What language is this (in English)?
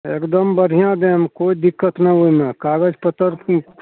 Maithili